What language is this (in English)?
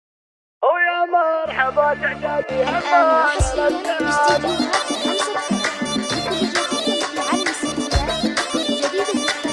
Arabic